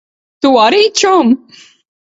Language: Latvian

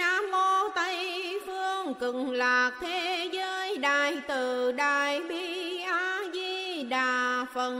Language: Vietnamese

